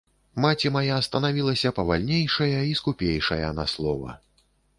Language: Belarusian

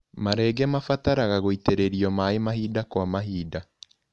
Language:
Kikuyu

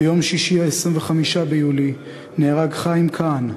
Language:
Hebrew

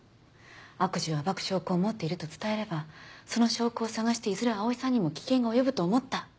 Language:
Japanese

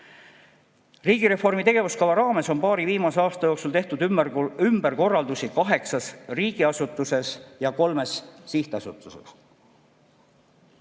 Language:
Estonian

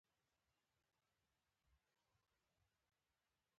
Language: Pashto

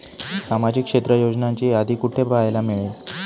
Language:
Marathi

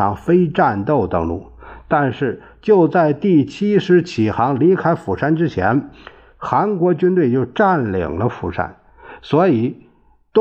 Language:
Chinese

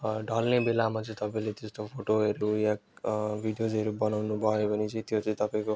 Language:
Nepali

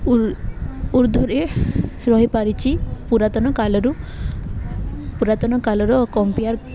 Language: Odia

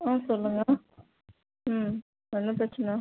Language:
Tamil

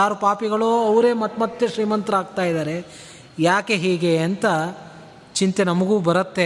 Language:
Kannada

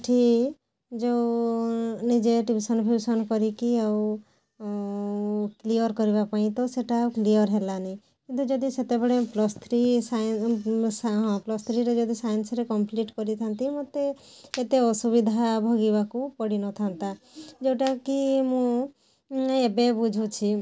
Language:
Odia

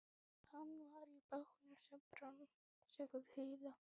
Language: Icelandic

